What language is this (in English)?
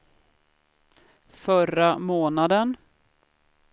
Swedish